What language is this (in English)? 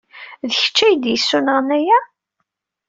Kabyle